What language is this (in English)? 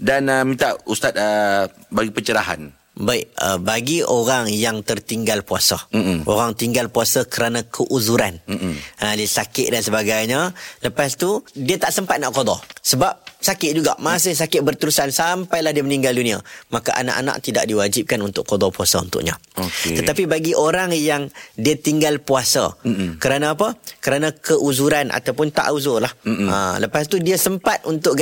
Malay